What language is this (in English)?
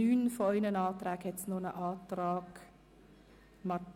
Swiss German